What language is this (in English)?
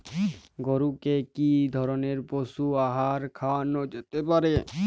Bangla